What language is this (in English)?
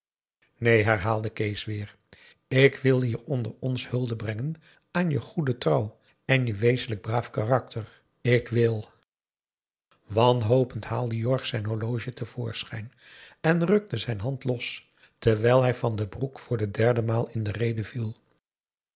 Dutch